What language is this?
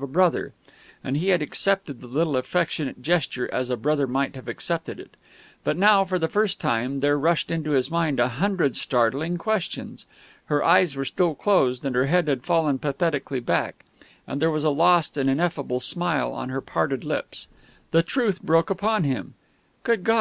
English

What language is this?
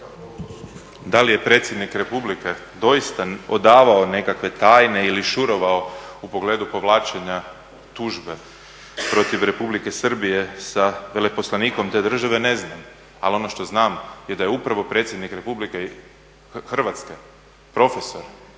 Croatian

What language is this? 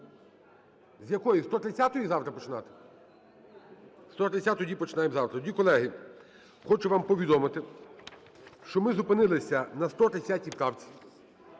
Ukrainian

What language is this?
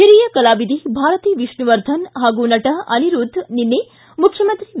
Kannada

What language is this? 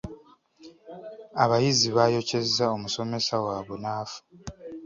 Ganda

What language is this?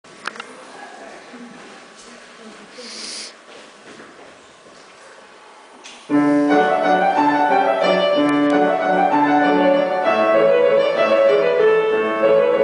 Russian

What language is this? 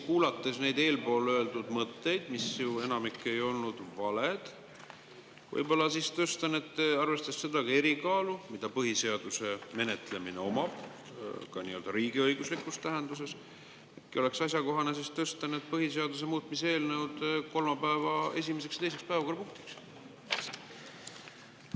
Estonian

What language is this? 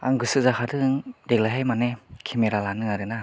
Bodo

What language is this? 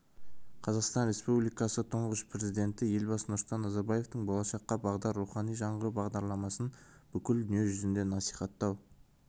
Kazakh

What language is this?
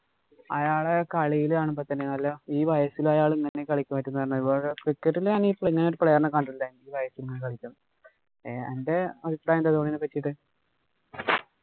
Malayalam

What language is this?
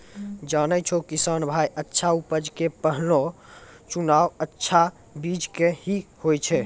Maithili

